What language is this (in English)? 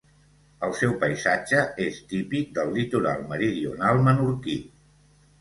Catalan